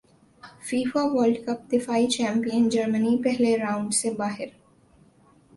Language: Urdu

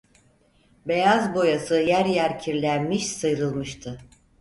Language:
Turkish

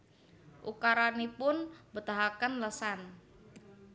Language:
Javanese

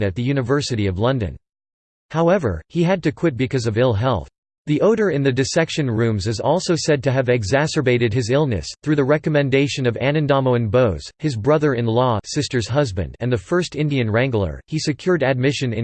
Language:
English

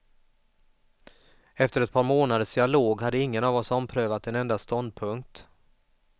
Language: Swedish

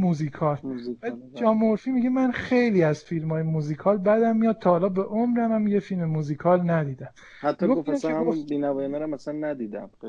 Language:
Persian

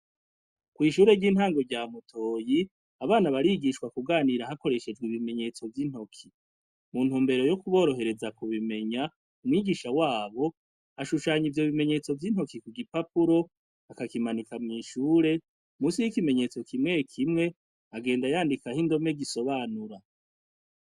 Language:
Rundi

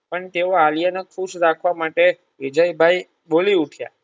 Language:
Gujarati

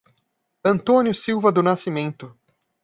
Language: Portuguese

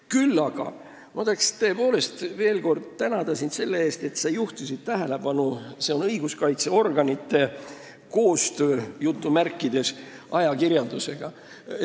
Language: Estonian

